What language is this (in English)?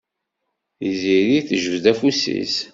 Kabyle